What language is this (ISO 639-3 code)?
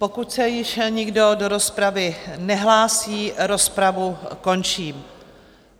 ces